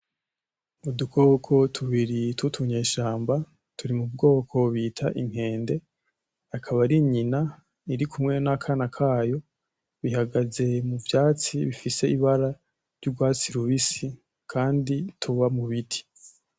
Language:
Rundi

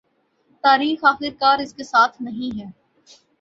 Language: Urdu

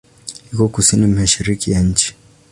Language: Swahili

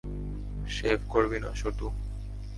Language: Bangla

